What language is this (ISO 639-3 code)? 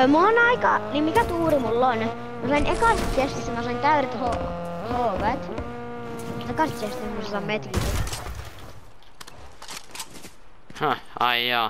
fin